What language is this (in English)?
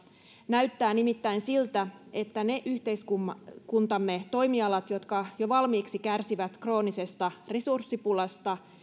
Finnish